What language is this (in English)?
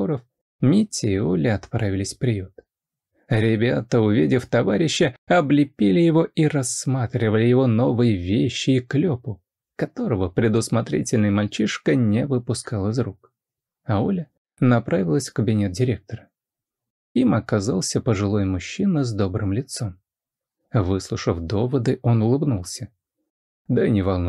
Russian